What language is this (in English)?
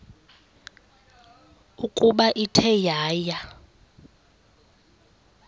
Xhosa